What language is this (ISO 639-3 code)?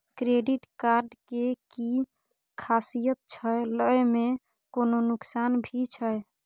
mai